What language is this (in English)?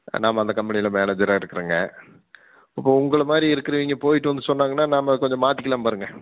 Tamil